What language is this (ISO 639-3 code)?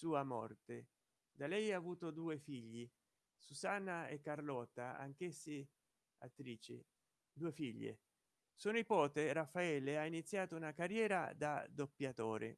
ita